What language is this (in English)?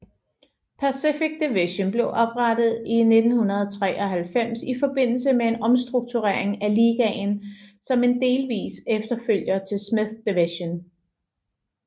Danish